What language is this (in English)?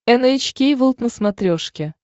Russian